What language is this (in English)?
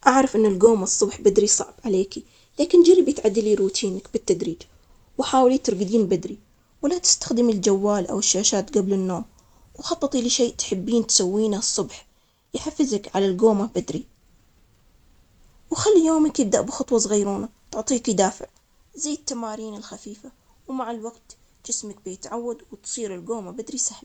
Omani Arabic